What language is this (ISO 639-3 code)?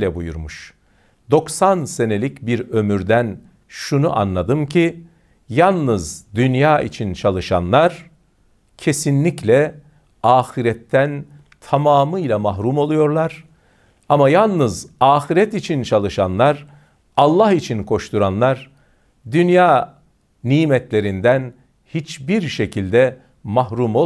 tur